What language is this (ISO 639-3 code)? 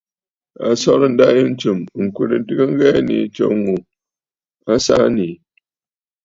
bfd